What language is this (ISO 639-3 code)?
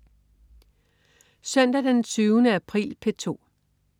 dan